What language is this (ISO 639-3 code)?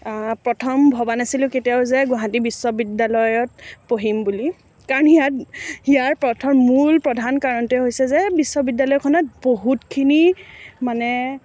asm